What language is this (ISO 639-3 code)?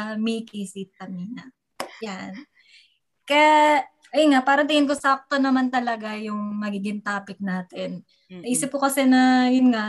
fil